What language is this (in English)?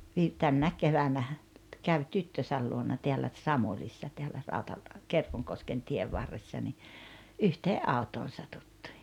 Finnish